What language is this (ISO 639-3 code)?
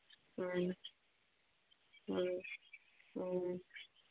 mni